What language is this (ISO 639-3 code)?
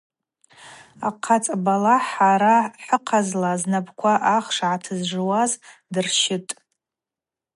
abq